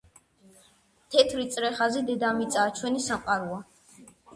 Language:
Georgian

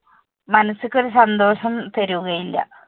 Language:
Malayalam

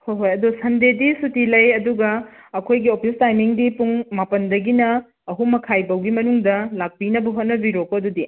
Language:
Manipuri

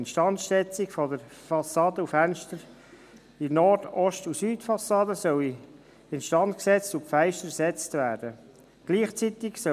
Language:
Swiss German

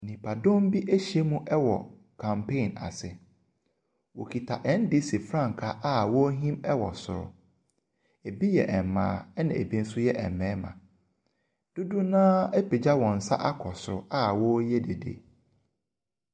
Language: Akan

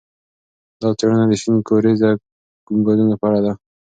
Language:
Pashto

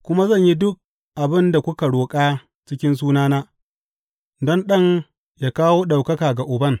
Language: Hausa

